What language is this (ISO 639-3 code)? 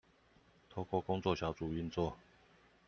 zho